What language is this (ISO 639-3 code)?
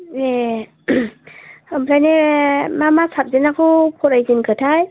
brx